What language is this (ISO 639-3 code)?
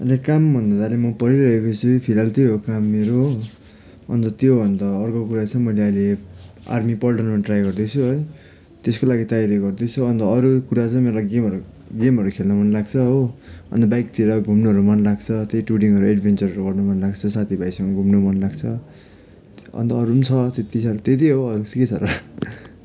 nep